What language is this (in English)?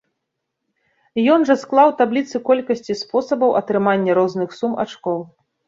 Belarusian